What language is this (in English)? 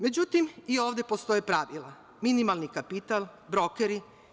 Serbian